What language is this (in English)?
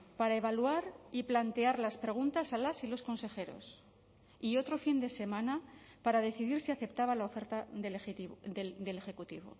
Spanish